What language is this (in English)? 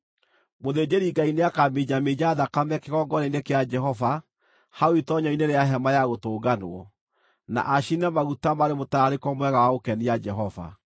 Kikuyu